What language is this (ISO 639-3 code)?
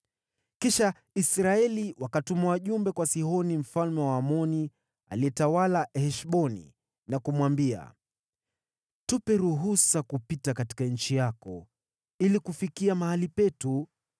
swa